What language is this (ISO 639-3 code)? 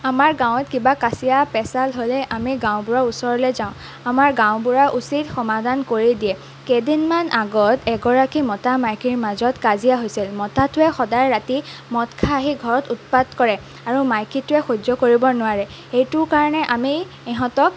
asm